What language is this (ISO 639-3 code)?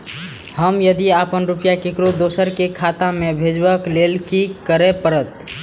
mai